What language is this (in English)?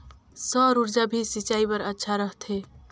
Chhattisgarhi